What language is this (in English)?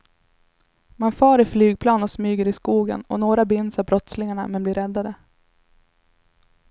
Swedish